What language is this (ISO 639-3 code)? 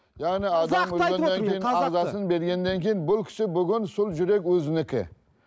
kaz